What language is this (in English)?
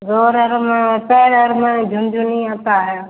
Hindi